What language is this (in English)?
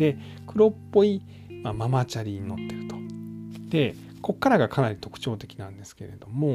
Japanese